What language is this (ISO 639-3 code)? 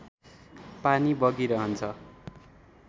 nep